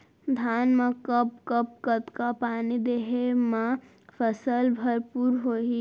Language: Chhattisgarhi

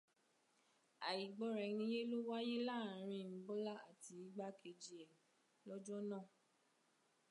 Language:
Yoruba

